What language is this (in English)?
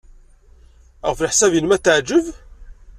Kabyle